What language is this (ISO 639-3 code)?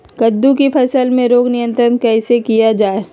mag